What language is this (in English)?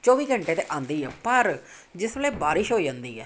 Punjabi